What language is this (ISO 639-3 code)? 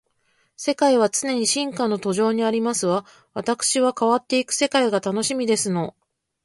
jpn